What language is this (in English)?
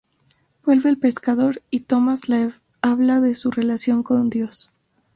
Spanish